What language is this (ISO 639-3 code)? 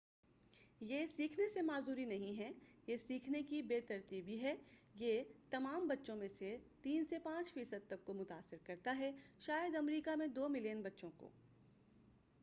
urd